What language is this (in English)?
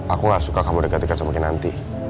Indonesian